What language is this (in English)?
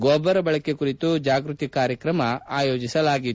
Kannada